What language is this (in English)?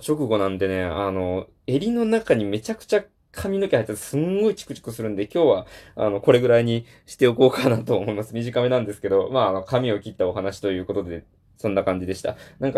Japanese